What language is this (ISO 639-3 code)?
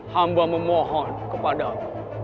ind